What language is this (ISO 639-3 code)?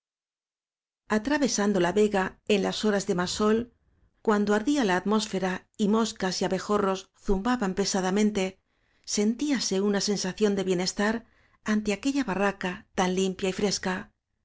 spa